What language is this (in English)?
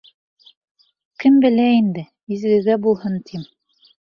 Bashkir